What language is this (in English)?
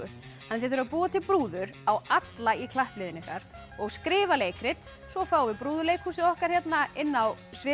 Icelandic